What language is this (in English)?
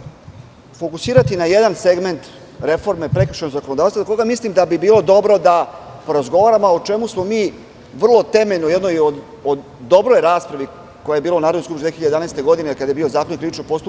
Serbian